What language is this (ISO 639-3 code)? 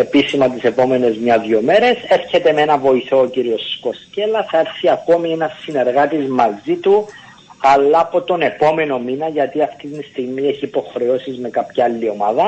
ell